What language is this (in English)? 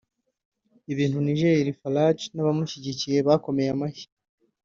Kinyarwanda